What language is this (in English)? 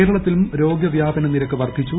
Malayalam